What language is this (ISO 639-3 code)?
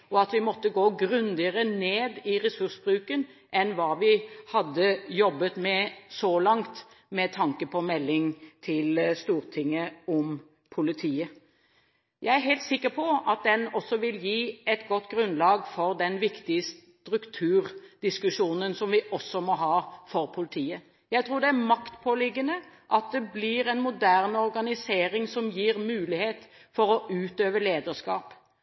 nob